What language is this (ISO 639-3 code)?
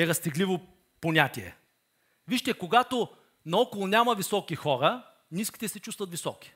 bul